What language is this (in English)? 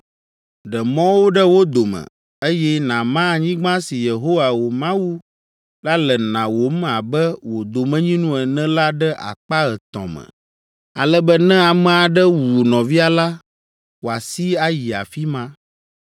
Ewe